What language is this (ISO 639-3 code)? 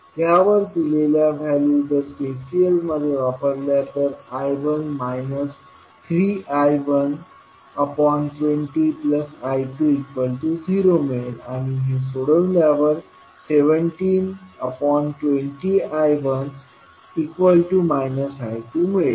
mar